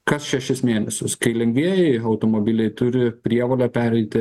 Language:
Lithuanian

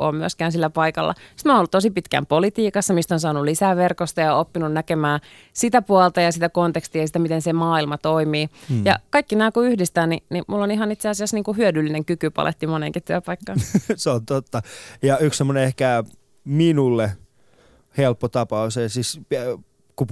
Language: Finnish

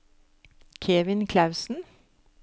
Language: Norwegian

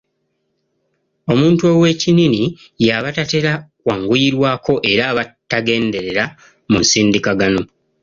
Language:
Ganda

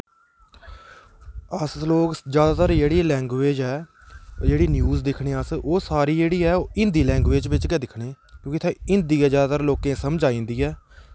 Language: Dogri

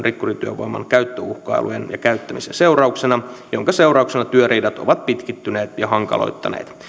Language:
Finnish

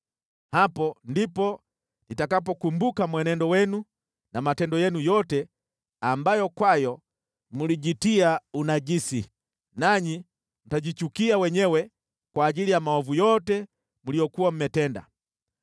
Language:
Swahili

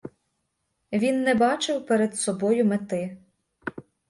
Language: Ukrainian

